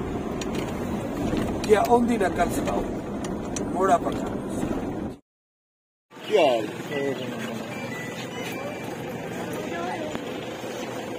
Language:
Arabic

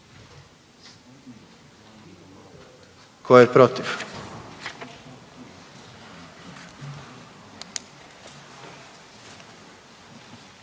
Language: Croatian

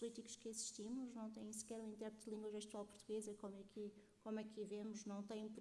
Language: Portuguese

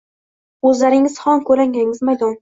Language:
Uzbek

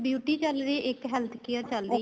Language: Punjabi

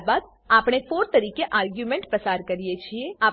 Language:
Gujarati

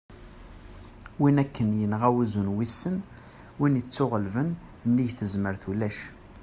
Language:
Kabyle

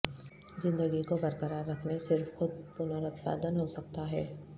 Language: Urdu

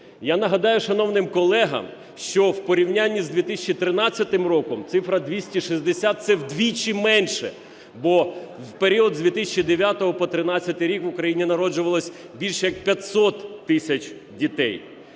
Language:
Ukrainian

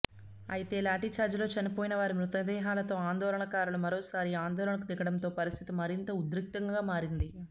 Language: Telugu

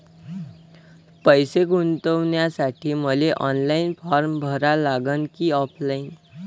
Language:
Marathi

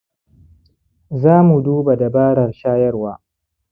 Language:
Hausa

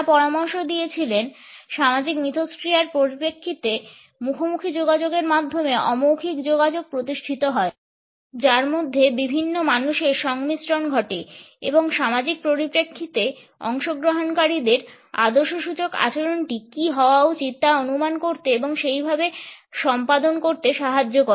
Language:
Bangla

